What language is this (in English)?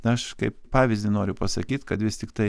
Lithuanian